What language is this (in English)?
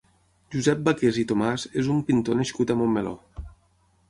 Catalan